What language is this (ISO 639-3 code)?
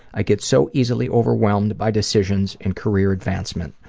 eng